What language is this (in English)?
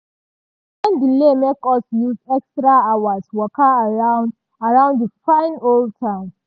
Nigerian Pidgin